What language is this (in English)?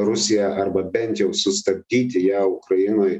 Lithuanian